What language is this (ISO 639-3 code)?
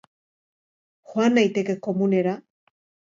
eus